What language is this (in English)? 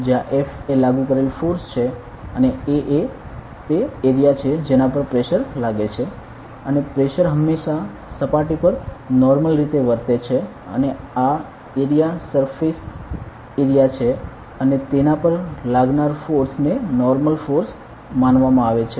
Gujarati